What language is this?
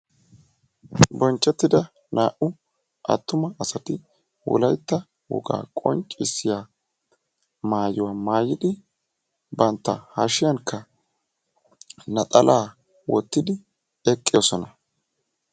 Wolaytta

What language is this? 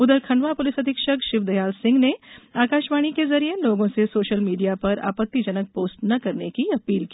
Hindi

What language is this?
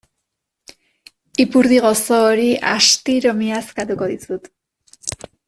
Basque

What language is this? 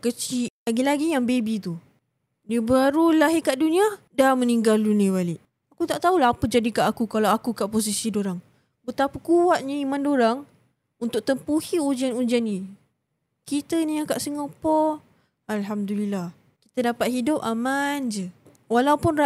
Malay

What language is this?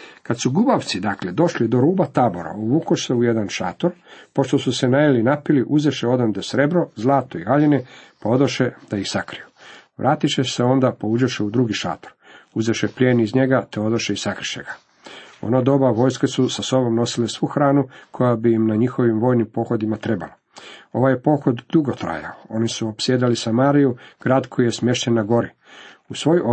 Croatian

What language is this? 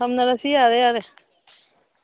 Manipuri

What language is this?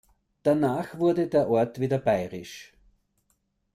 German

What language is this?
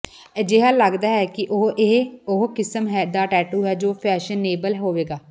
Punjabi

